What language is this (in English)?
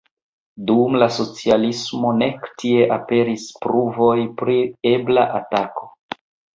Esperanto